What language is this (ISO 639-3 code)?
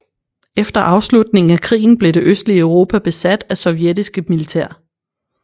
dan